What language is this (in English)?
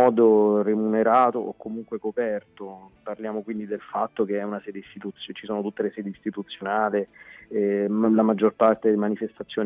Italian